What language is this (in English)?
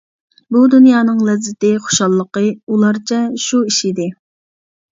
Uyghur